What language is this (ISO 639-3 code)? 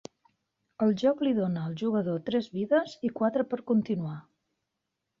cat